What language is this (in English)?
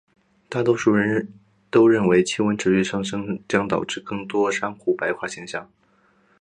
Chinese